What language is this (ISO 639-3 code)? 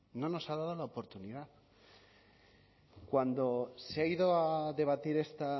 spa